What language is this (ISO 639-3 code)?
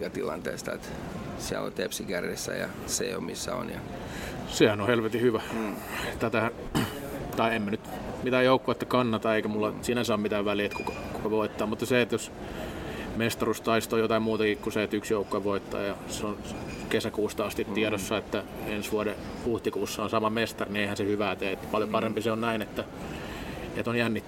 fin